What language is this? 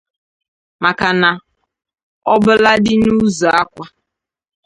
Igbo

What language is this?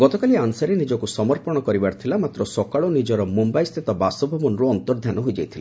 Odia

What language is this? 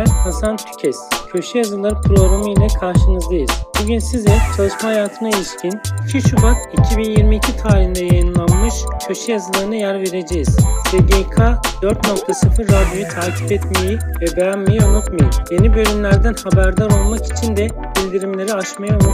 Turkish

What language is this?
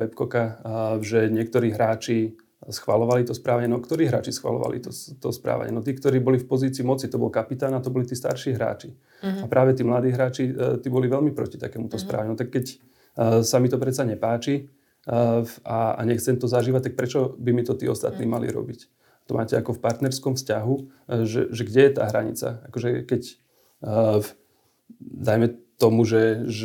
Slovak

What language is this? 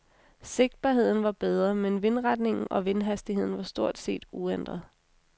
Danish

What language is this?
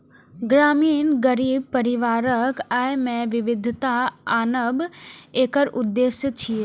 Maithili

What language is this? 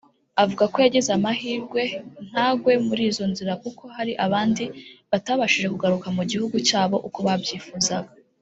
Kinyarwanda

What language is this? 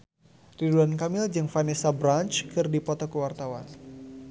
Sundanese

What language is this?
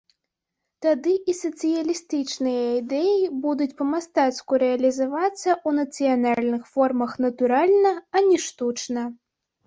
Belarusian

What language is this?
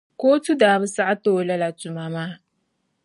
Dagbani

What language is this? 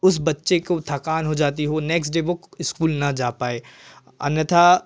Hindi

